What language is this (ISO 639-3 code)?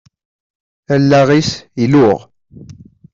kab